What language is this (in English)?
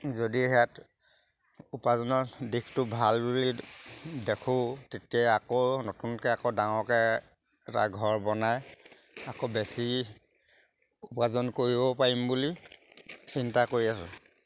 Assamese